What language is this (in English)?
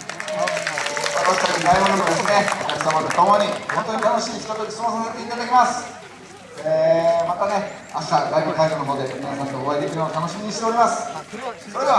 Japanese